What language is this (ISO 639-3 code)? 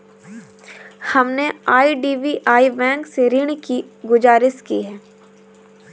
hin